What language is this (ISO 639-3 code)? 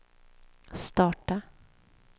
swe